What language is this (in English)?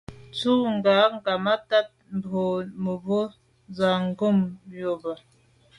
Medumba